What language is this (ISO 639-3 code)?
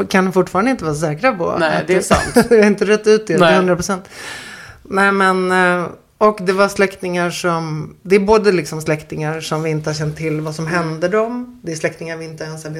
swe